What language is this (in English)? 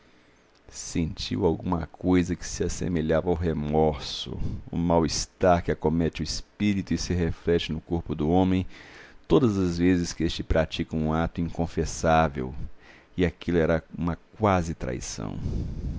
Portuguese